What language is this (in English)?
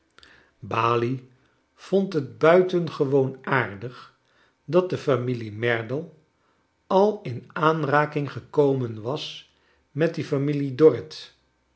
Dutch